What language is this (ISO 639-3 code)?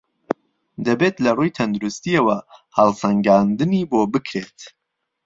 ckb